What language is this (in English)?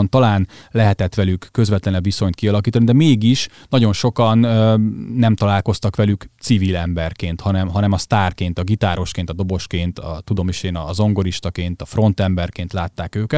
Hungarian